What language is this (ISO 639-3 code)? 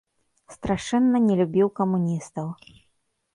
bel